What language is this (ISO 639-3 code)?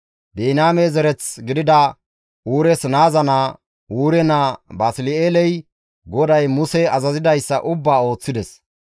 gmv